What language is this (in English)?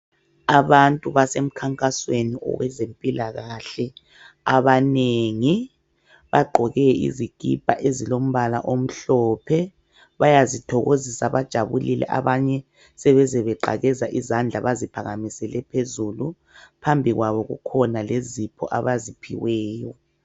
North Ndebele